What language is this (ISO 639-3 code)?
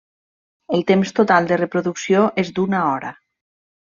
cat